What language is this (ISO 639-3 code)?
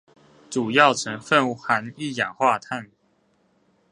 zho